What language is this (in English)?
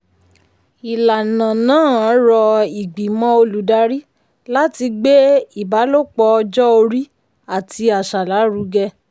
Yoruba